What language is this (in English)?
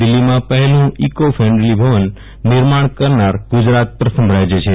Gujarati